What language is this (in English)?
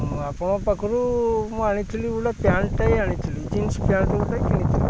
Odia